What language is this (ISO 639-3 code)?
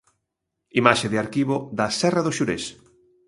glg